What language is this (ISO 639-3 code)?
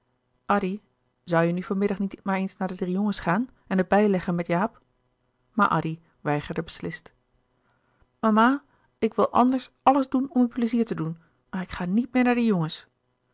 nld